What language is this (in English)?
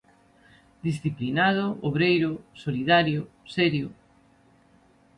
Galician